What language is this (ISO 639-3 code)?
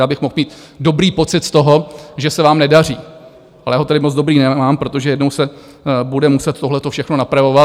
ces